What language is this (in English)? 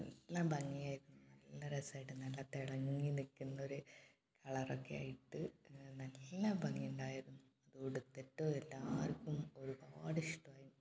Malayalam